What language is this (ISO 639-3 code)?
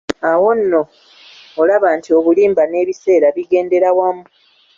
lug